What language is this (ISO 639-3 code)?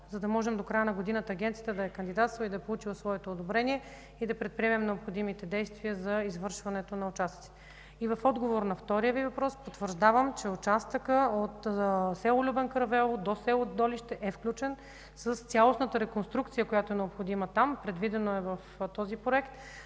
bul